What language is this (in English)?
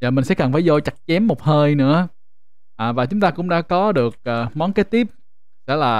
Vietnamese